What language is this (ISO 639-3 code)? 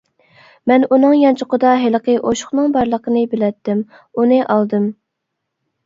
uig